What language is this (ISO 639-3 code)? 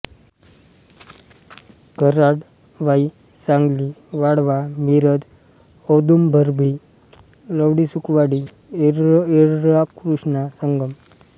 mar